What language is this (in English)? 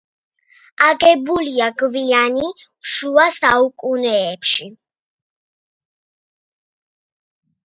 Georgian